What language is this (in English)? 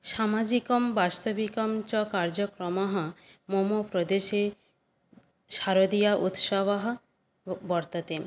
Sanskrit